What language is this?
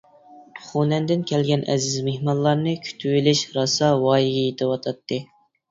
Uyghur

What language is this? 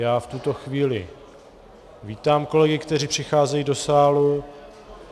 Czech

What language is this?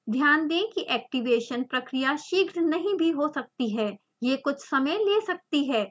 Hindi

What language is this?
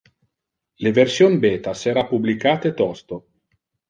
Interlingua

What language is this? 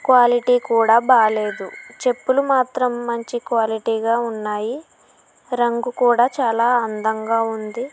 Telugu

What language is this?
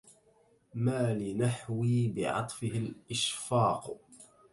Arabic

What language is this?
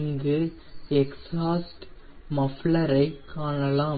Tamil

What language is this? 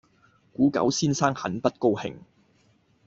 Cantonese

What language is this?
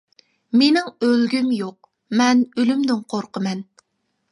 Uyghur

